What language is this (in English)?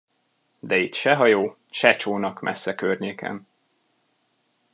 Hungarian